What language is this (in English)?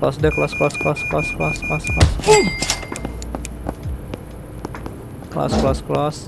Indonesian